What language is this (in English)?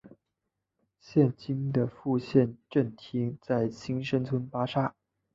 Chinese